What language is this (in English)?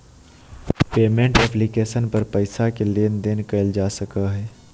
Magahi